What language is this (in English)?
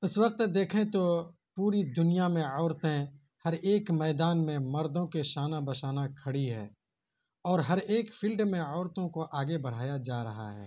Urdu